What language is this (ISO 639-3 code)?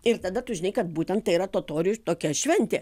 lit